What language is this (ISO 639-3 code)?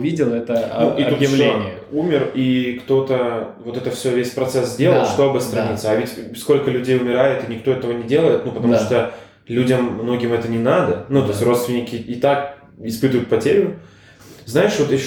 rus